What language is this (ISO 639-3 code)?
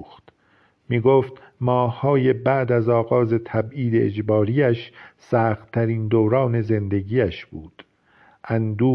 fas